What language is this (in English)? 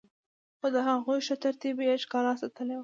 Pashto